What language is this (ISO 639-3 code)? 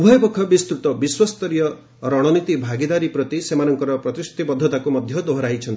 ori